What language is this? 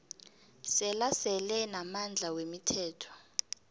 South Ndebele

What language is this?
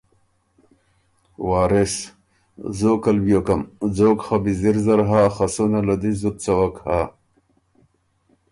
Ormuri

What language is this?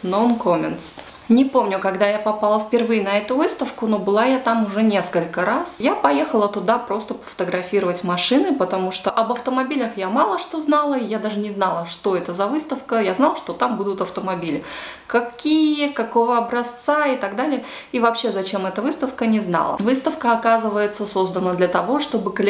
Russian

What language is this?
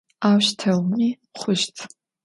Adyghe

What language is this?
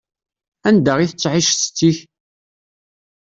Kabyle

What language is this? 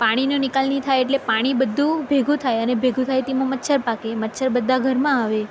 Gujarati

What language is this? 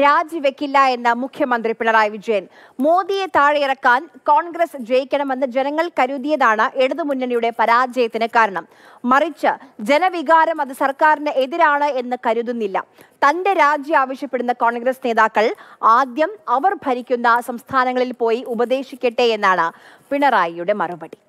Malayalam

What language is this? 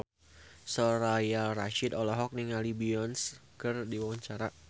Sundanese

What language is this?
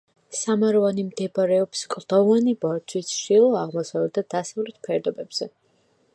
Georgian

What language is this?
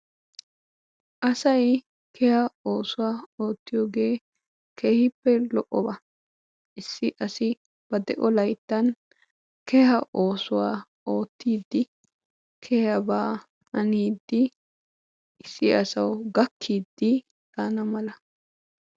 Wolaytta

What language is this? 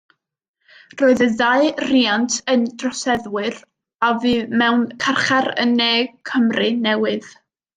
Welsh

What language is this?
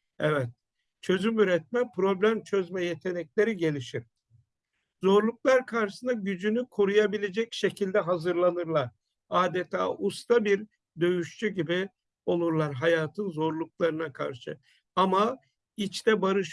Turkish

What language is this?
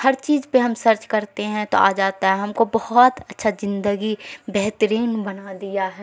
Urdu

